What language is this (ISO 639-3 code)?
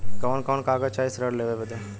bho